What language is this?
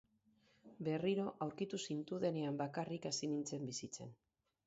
Basque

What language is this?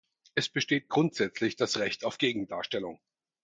German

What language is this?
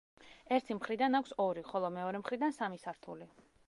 Georgian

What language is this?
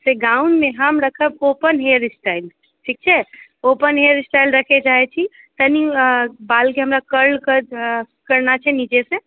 Maithili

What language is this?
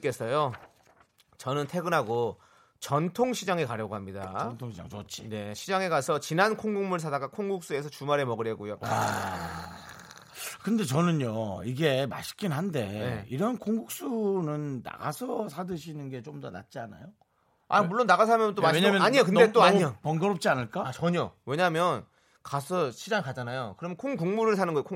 Korean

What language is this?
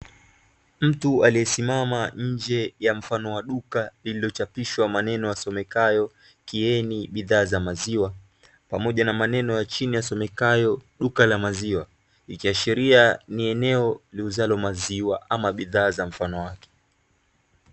Swahili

